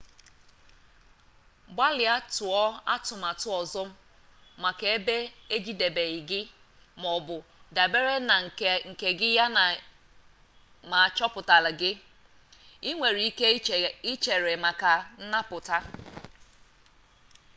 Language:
Igbo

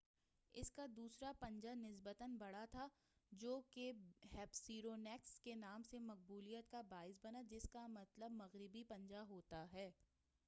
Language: Urdu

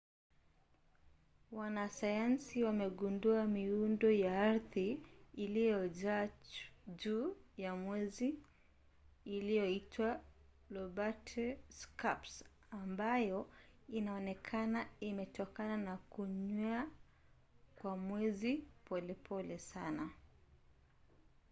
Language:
Swahili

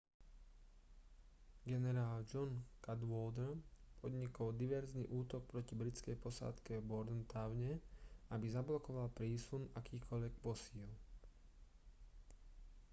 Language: Slovak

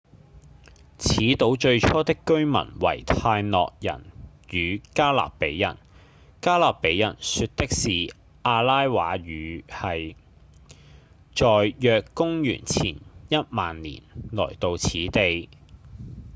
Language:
Cantonese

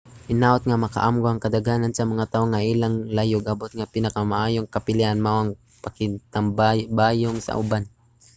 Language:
Cebuano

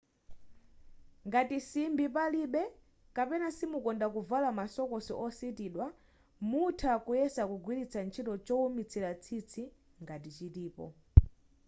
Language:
Nyanja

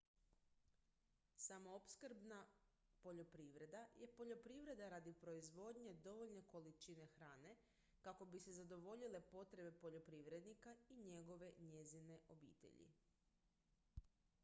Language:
Croatian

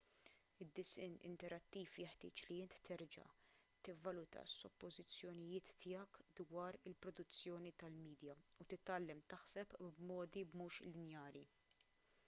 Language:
Maltese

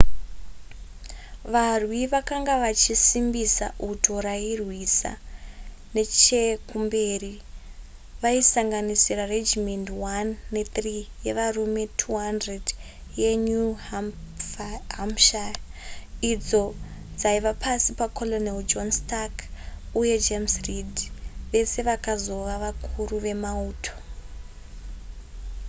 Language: Shona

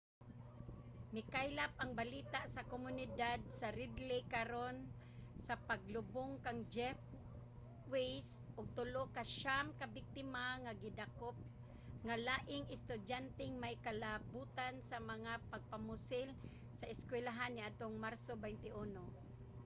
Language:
Cebuano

